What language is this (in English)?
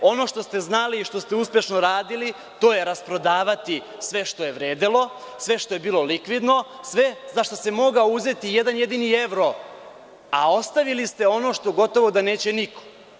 Serbian